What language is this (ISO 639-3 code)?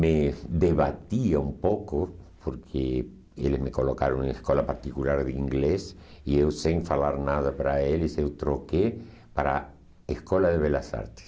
por